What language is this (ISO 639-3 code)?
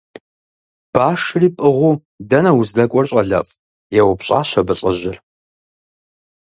kbd